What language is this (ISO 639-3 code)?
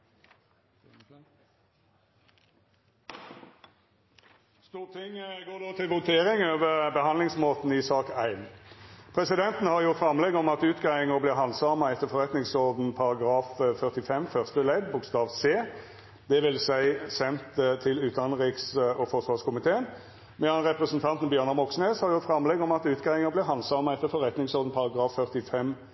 nno